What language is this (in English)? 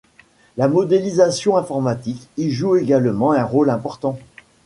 French